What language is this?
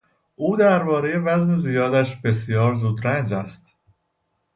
Persian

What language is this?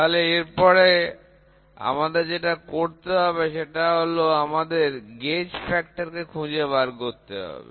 Bangla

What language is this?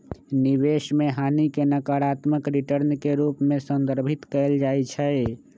Magahi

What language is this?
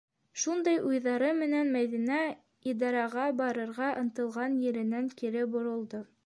Bashkir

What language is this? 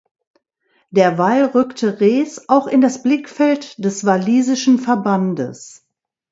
German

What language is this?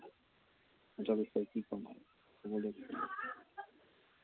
Assamese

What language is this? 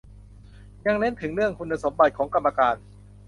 Thai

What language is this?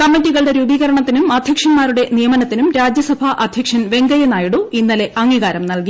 Malayalam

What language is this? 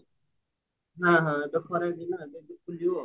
Odia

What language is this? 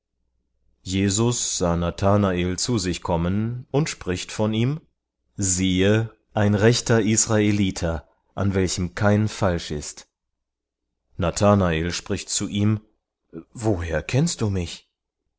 German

